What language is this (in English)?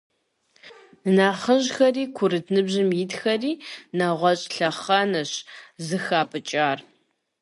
Kabardian